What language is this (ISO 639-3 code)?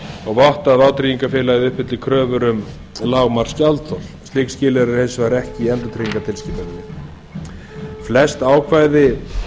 isl